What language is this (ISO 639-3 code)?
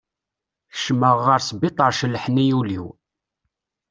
kab